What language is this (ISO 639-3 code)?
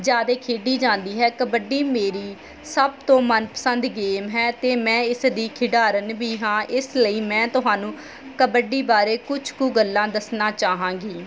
pan